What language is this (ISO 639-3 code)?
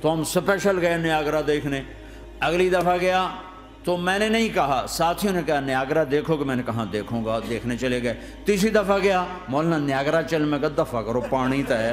urd